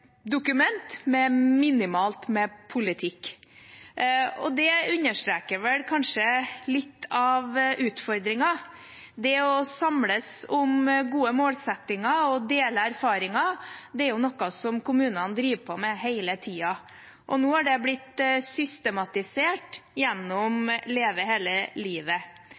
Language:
Norwegian Bokmål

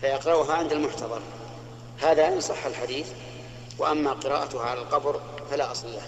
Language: Arabic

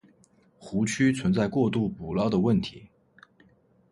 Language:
Chinese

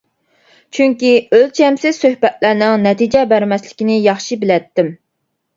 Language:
Uyghur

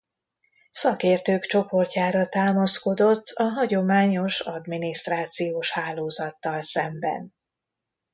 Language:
Hungarian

